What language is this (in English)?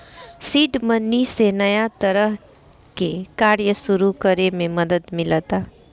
Bhojpuri